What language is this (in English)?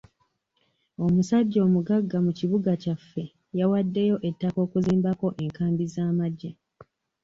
Ganda